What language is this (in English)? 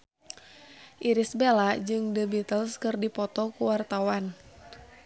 Sundanese